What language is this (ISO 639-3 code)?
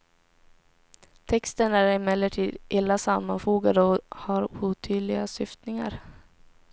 swe